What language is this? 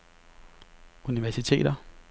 Danish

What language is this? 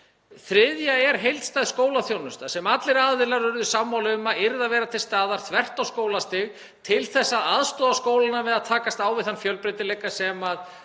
Icelandic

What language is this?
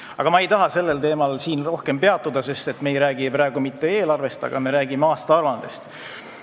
Estonian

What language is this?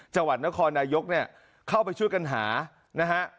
Thai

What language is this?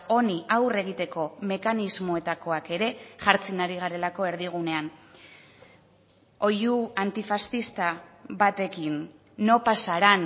Basque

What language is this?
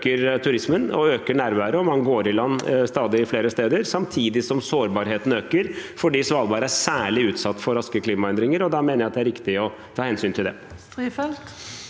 Norwegian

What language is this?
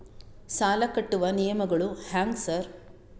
Kannada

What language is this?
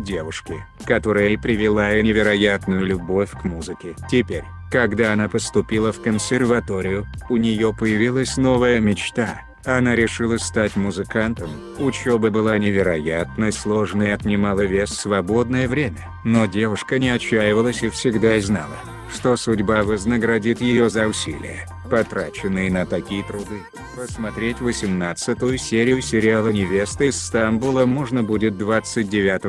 Russian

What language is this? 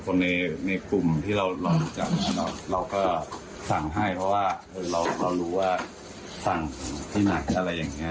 Thai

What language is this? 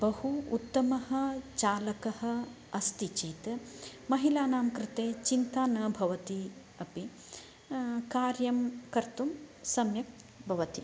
Sanskrit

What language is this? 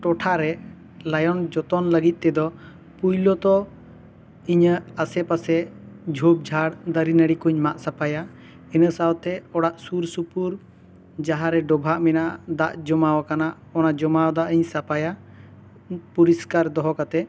Santali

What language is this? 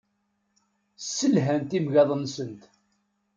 Kabyle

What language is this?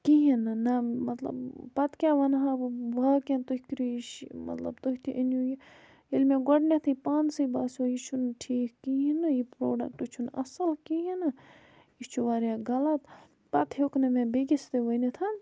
Kashmiri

